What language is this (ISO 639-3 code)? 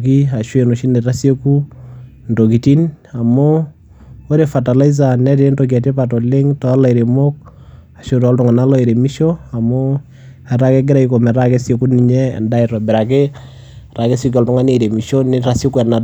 mas